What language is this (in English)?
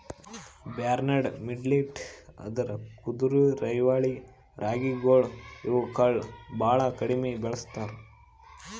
Kannada